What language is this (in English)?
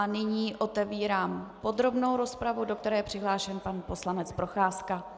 Czech